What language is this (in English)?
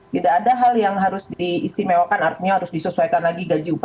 Indonesian